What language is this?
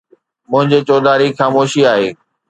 Sindhi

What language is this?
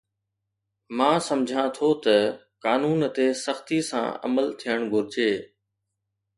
Sindhi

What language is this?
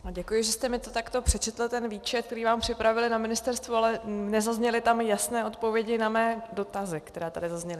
Czech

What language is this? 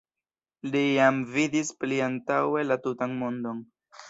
Esperanto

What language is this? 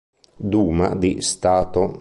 Italian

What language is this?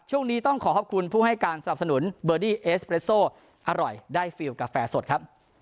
Thai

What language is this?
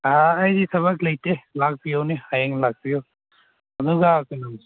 Manipuri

